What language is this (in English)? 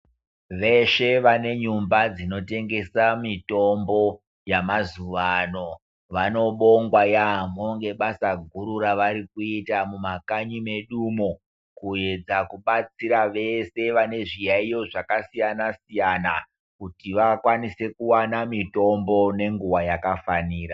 Ndau